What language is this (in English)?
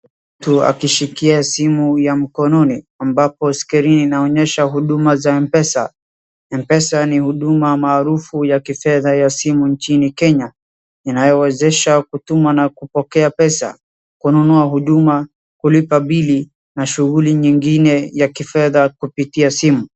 Swahili